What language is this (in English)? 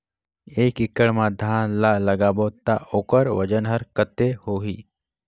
Chhattisgarhi